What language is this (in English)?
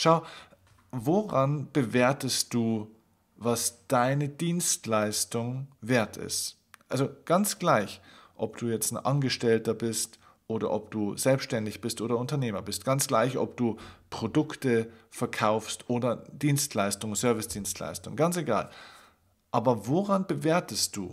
German